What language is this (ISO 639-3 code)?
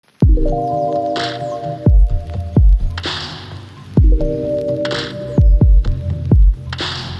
eng